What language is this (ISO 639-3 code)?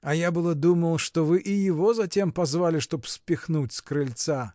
rus